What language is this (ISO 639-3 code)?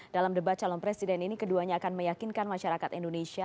ind